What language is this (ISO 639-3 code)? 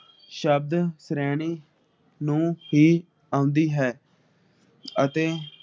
pan